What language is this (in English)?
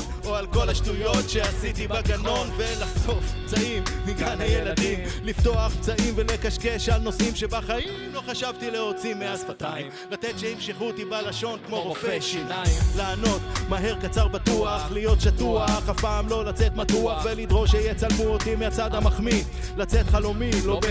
Hebrew